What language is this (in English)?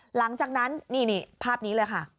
Thai